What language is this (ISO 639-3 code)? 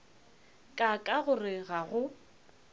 nso